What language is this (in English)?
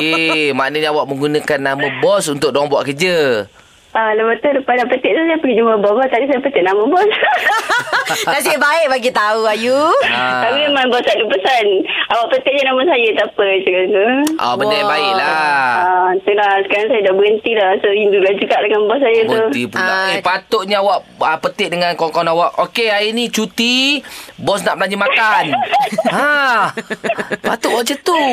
Malay